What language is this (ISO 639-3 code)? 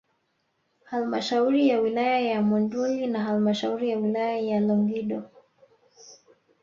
swa